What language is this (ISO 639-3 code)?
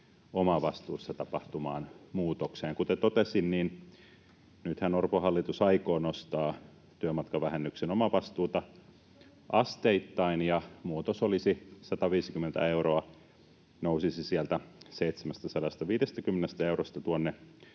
fin